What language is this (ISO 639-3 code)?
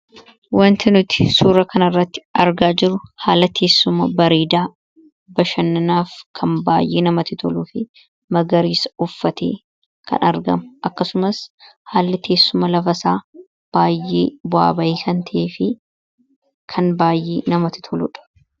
orm